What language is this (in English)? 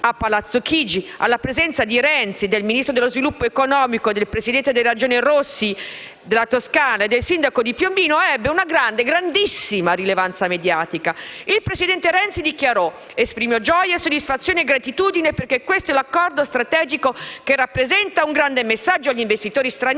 Italian